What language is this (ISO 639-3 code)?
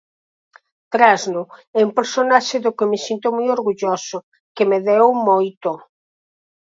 glg